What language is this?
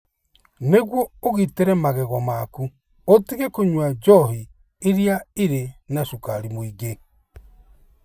Kikuyu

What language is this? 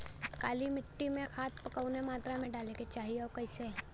Bhojpuri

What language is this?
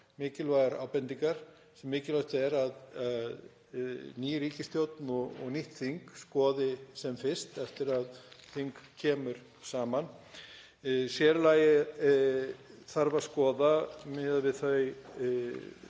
Icelandic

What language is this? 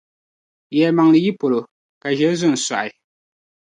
Dagbani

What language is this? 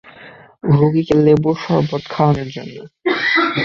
Bangla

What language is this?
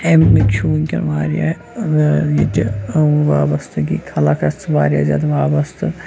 Kashmiri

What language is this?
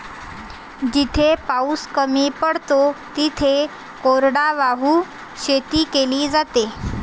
Marathi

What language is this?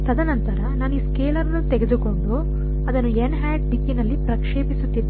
Kannada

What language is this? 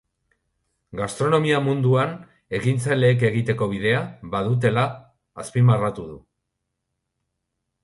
Basque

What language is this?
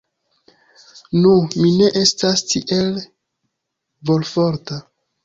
Esperanto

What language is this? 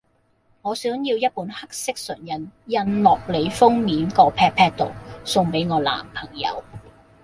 Cantonese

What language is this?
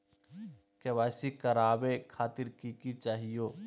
Magahi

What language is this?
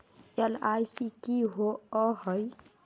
Magahi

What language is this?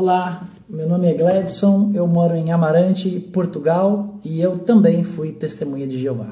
Portuguese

